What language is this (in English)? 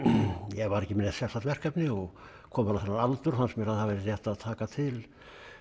Icelandic